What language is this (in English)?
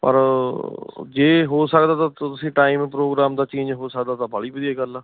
Punjabi